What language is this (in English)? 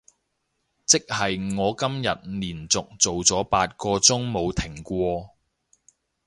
Cantonese